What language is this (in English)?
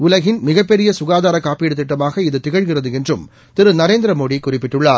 Tamil